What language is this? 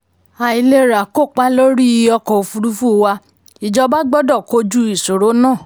Yoruba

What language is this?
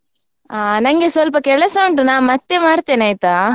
Kannada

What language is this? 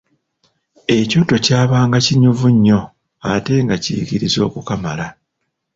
Ganda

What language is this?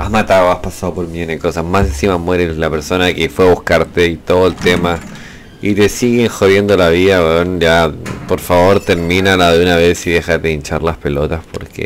Spanish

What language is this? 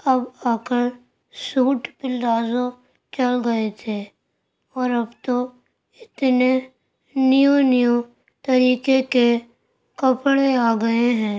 Urdu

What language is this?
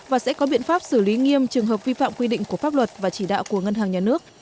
Vietnamese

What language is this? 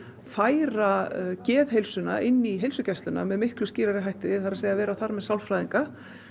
Icelandic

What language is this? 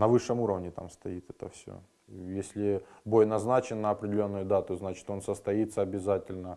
Russian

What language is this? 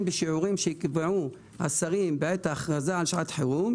Hebrew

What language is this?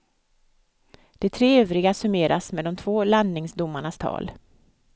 Swedish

